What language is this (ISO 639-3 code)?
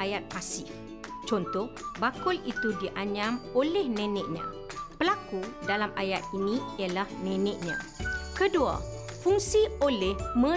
msa